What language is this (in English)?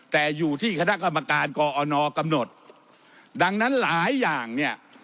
Thai